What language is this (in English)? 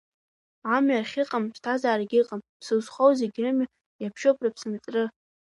Abkhazian